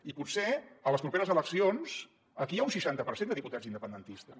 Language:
Catalan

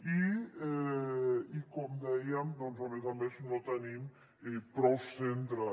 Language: Catalan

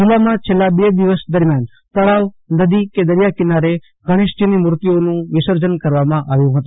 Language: Gujarati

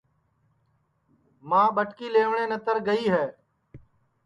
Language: Sansi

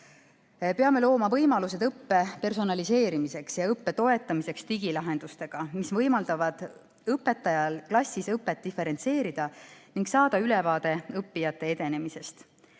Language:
Estonian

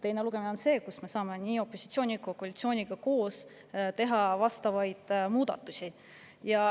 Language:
Estonian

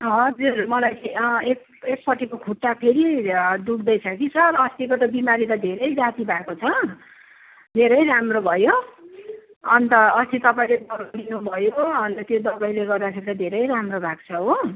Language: Nepali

